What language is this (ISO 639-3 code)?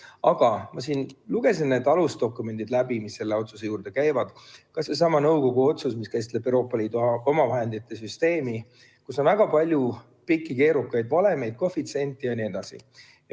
est